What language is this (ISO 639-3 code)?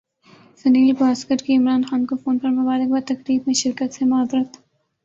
urd